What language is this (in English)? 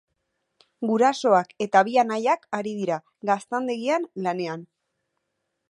Basque